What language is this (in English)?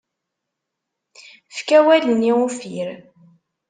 Kabyle